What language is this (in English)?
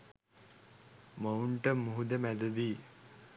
Sinhala